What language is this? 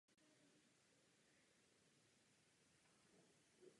Czech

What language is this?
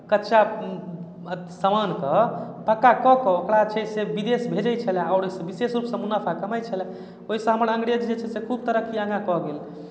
Maithili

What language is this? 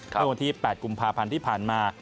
Thai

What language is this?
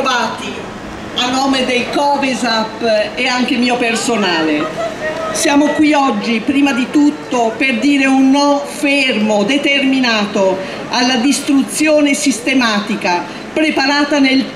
Italian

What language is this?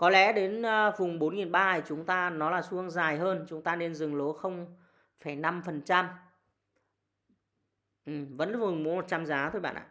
Vietnamese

